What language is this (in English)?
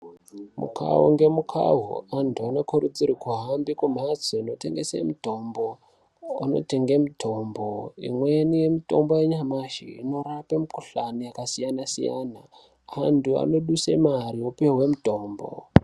Ndau